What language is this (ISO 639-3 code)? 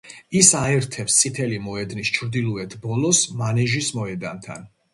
kat